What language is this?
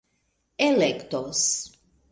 Esperanto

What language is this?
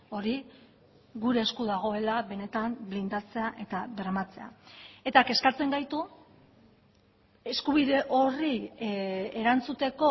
Basque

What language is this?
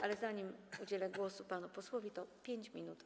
Polish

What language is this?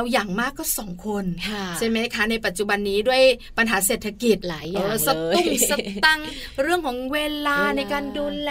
Thai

